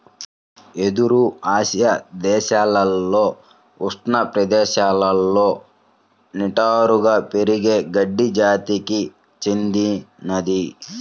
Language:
Telugu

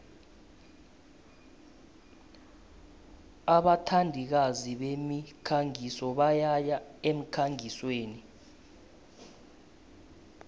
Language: South Ndebele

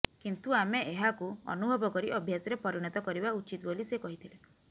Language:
Odia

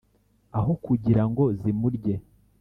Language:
Kinyarwanda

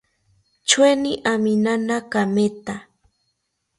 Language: South Ucayali Ashéninka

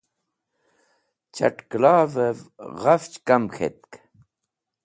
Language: Wakhi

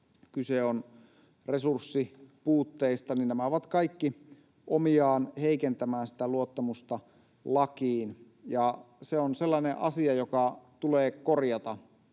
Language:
Finnish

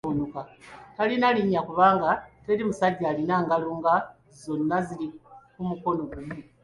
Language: Ganda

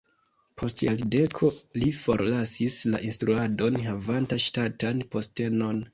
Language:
Esperanto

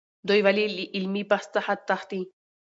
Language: Pashto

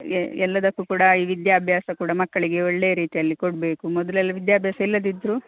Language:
Kannada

